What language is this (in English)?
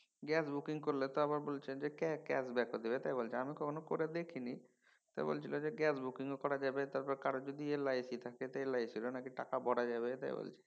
Bangla